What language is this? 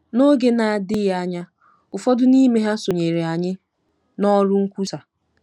Igbo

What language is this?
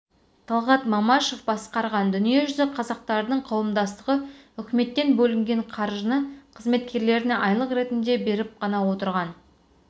Kazakh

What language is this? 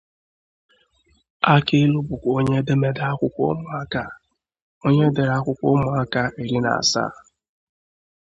Igbo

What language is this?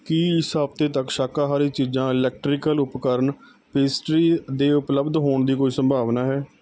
Punjabi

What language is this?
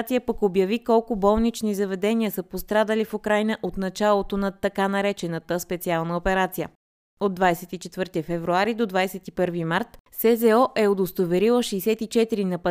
Bulgarian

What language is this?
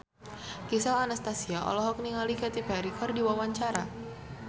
Sundanese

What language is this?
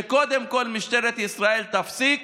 Hebrew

